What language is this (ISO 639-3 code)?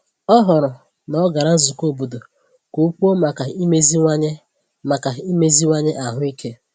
ibo